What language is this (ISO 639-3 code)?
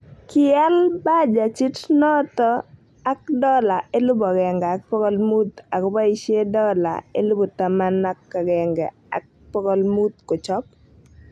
kln